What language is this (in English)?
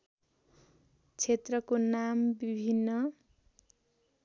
Nepali